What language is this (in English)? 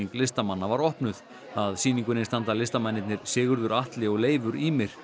Icelandic